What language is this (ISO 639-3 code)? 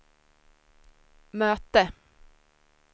swe